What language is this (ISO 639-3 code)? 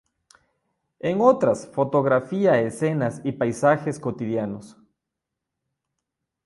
spa